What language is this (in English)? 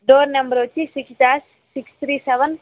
Telugu